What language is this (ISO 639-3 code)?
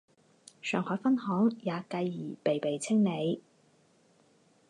zho